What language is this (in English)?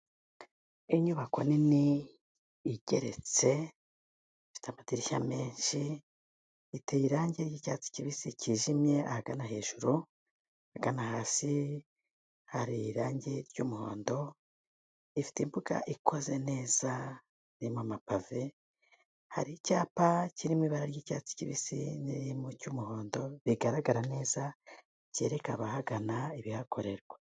Kinyarwanda